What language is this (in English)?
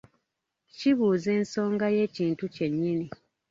Ganda